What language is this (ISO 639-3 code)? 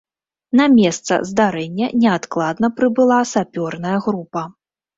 bel